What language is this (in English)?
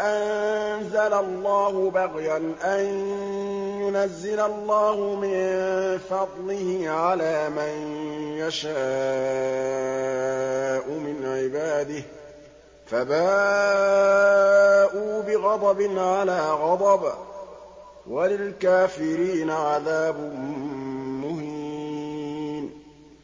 Arabic